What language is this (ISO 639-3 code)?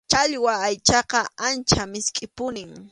qxu